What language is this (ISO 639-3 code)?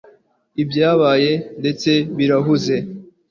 kin